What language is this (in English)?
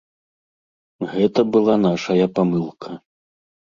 Belarusian